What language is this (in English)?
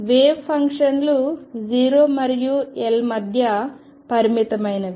Telugu